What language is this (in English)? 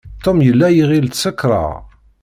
Kabyle